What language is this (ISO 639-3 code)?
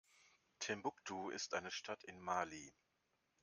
deu